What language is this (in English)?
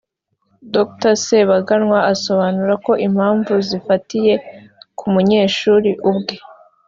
Kinyarwanda